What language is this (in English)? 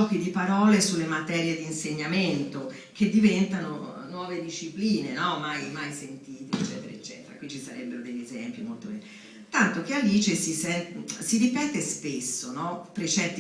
Italian